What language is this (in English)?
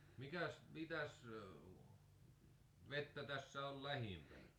Finnish